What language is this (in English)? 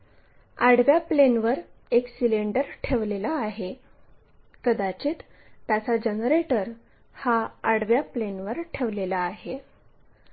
Marathi